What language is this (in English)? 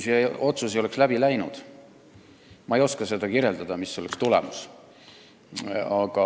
Estonian